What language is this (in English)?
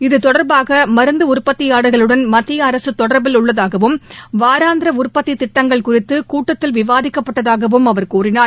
Tamil